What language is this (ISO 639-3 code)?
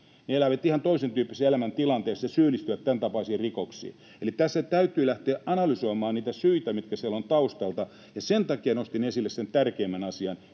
fin